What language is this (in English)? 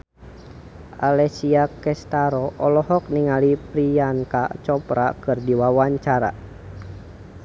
Sundanese